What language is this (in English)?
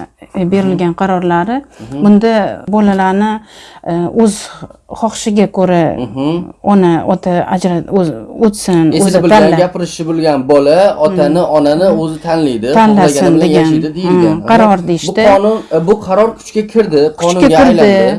Uzbek